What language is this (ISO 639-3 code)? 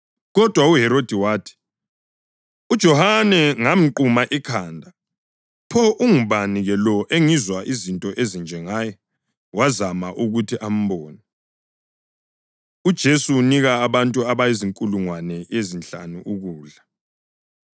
nde